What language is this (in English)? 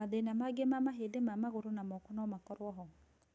Kikuyu